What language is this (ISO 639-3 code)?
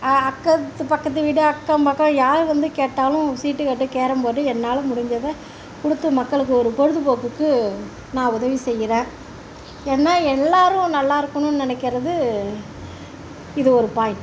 tam